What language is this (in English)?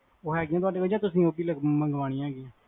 Punjabi